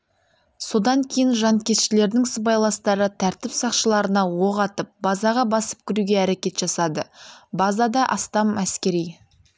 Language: Kazakh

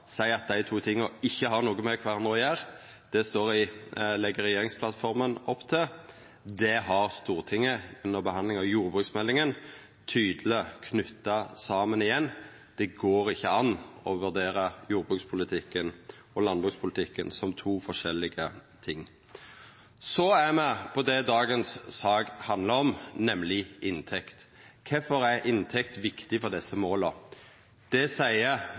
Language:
Norwegian Nynorsk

